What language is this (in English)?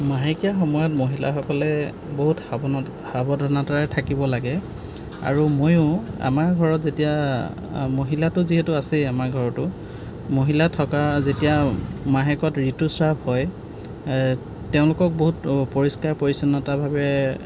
Assamese